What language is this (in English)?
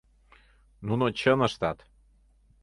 Mari